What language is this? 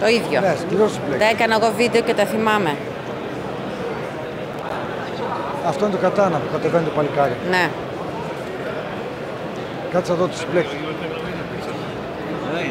Greek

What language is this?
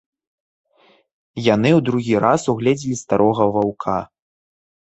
Belarusian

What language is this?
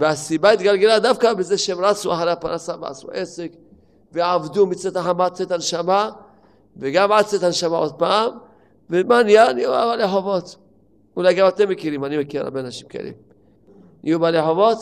Hebrew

